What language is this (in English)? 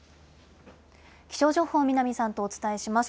Japanese